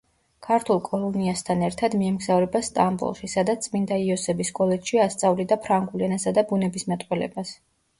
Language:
Georgian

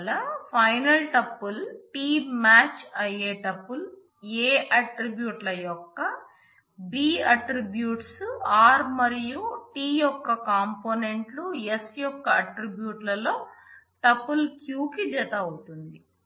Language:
Telugu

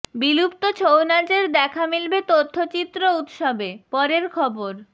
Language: Bangla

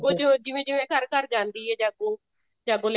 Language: Punjabi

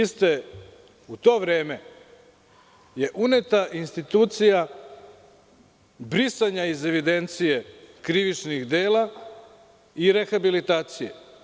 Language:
Serbian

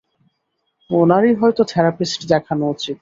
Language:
Bangla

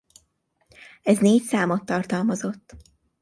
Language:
Hungarian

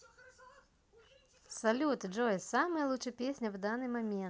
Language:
Russian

